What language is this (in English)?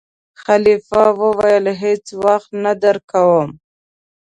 Pashto